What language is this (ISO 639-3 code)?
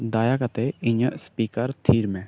sat